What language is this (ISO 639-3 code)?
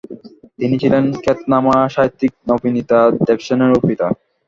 ben